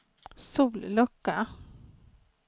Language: Swedish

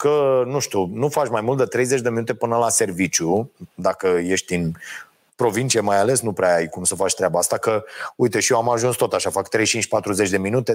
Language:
Romanian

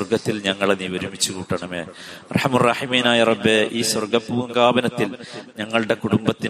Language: Malayalam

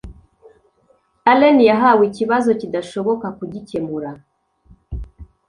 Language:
Kinyarwanda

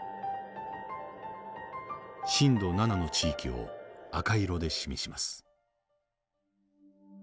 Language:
Japanese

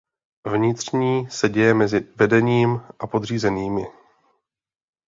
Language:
Czech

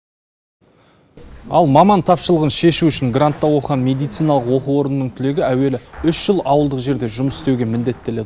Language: Kazakh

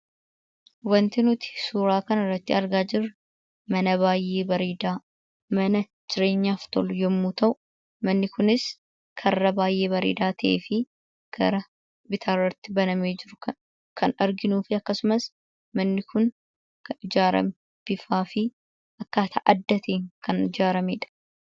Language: Oromo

